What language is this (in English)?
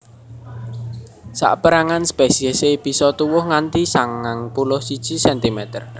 Javanese